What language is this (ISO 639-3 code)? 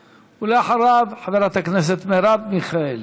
heb